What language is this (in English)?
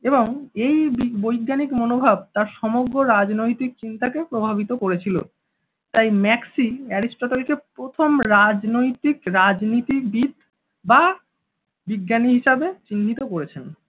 Bangla